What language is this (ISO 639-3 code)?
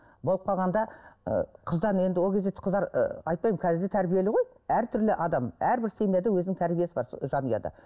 kaz